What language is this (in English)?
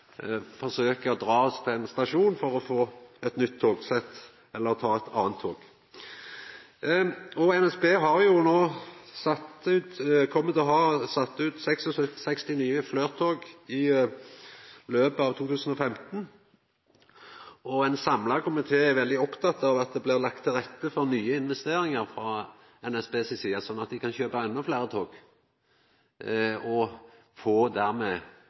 Norwegian Nynorsk